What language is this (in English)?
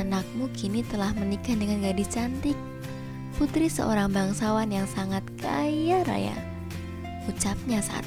Indonesian